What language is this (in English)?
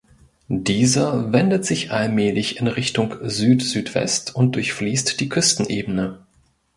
German